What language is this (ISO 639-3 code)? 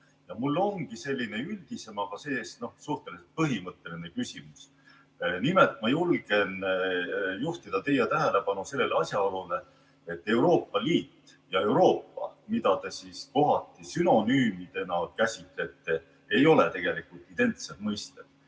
est